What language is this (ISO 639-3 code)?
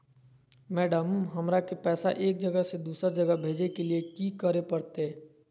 mag